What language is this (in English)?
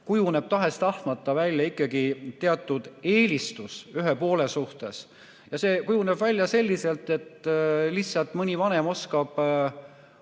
Estonian